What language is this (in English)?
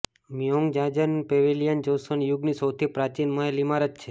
Gujarati